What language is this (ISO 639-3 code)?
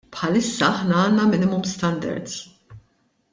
mlt